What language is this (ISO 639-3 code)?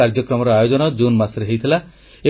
ori